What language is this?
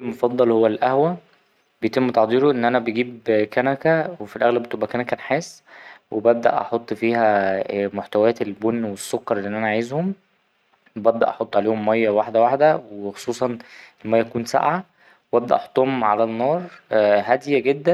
Egyptian Arabic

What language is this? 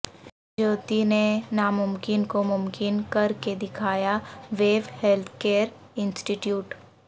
Urdu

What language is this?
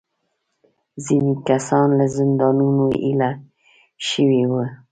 Pashto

